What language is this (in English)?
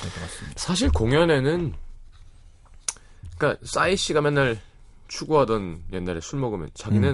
Korean